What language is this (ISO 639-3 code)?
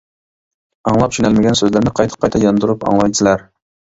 uig